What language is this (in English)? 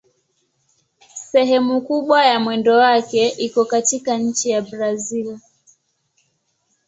Swahili